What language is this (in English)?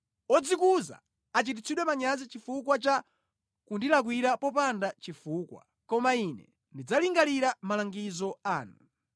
Nyanja